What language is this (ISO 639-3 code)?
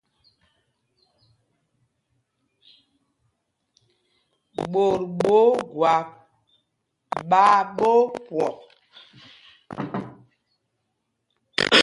mgg